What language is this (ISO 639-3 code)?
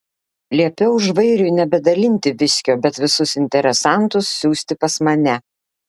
lit